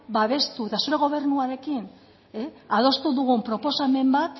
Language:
Basque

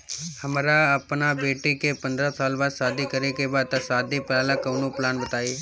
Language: Bhojpuri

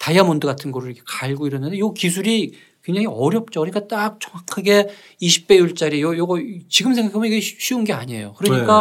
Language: Korean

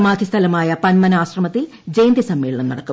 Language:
Malayalam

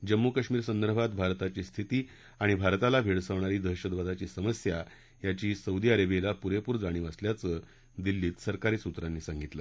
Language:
Marathi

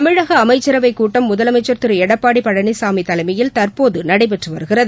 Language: Tamil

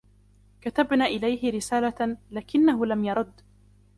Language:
Arabic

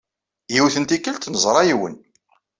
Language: Kabyle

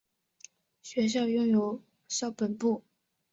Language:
Chinese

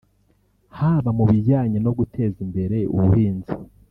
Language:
Kinyarwanda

